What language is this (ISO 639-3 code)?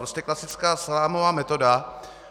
ces